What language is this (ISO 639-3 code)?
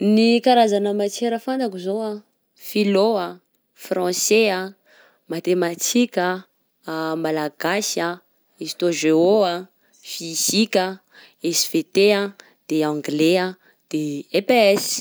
bzc